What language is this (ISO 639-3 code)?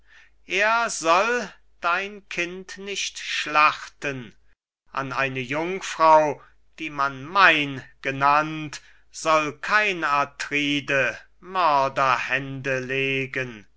deu